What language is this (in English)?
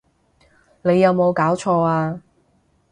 Cantonese